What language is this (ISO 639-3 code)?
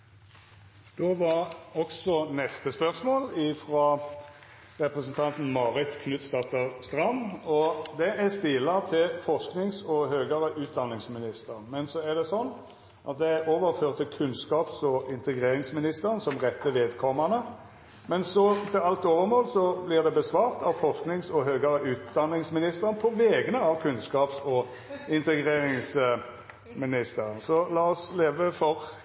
nno